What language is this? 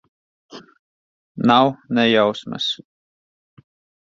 Latvian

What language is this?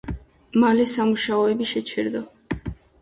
Georgian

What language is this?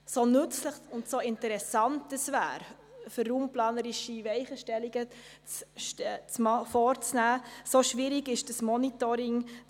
Swiss German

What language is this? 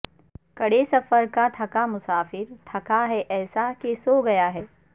Urdu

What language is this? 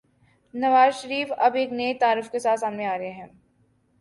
Urdu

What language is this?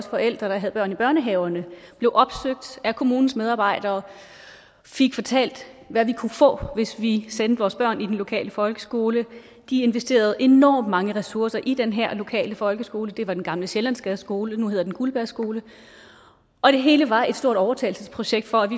Danish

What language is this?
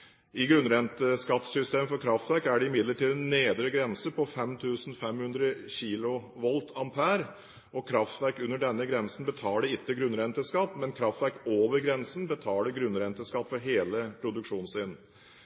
Norwegian Bokmål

